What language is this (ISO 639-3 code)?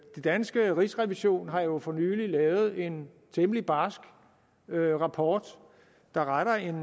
dan